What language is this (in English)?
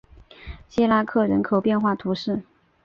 Chinese